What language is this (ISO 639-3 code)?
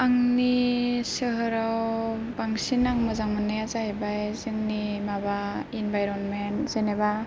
brx